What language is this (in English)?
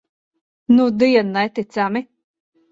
Latvian